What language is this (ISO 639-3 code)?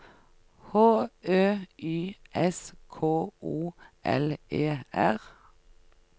nor